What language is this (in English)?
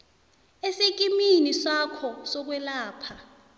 South Ndebele